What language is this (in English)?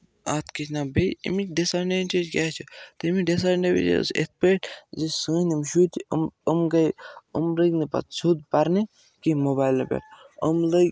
Kashmiri